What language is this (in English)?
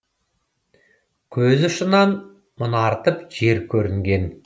Kazakh